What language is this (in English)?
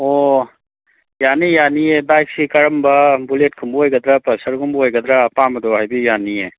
Manipuri